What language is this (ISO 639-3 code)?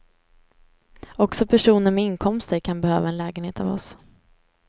swe